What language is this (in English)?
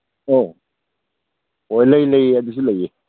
Manipuri